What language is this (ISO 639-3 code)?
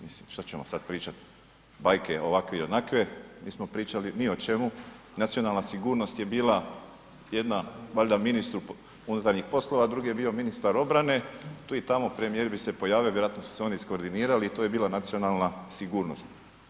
hrv